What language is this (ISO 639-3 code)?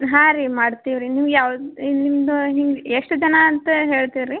kan